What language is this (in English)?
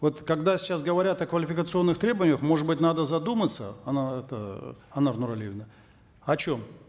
Kazakh